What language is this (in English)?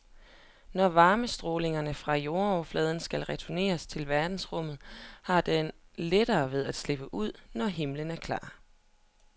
Danish